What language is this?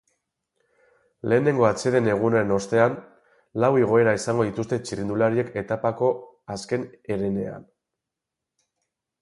Basque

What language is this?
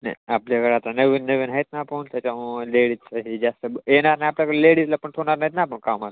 Marathi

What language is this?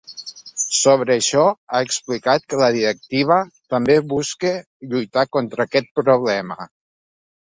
Catalan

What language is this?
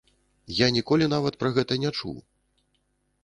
Belarusian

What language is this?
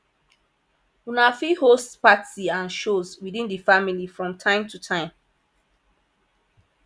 Nigerian Pidgin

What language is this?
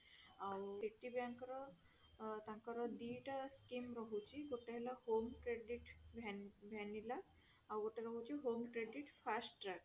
Odia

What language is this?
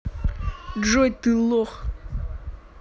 Russian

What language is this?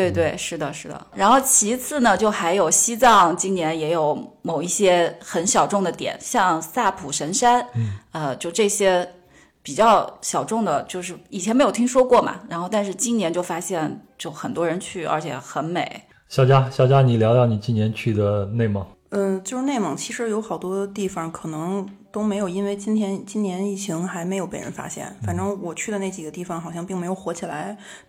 Chinese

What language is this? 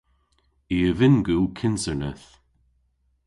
Cornish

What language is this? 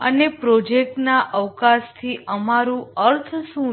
Gujarati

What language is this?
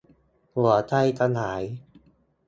Thai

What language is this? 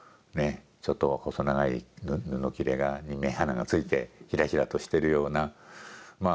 Japanese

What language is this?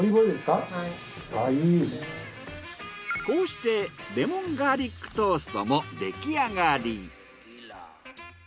Japanese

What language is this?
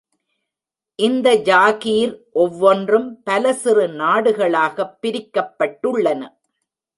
Tamil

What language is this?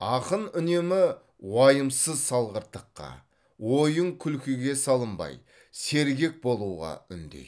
Kazakh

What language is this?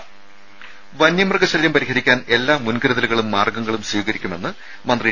Malayalam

